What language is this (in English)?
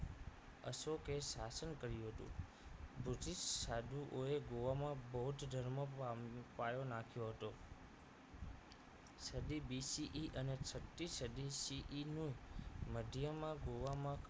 Gujarati